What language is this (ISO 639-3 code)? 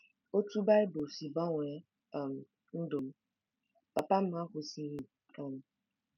ibo